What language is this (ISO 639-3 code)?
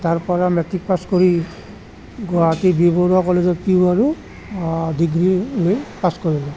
asm